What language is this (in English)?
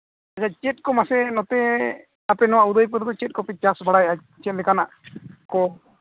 Santali